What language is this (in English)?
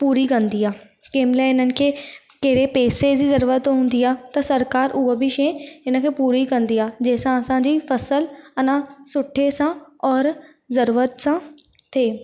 Sindhi